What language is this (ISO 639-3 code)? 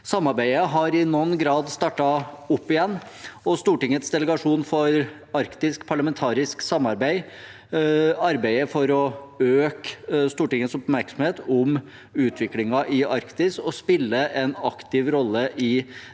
nor